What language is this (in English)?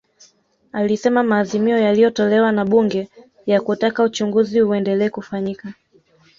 Swahili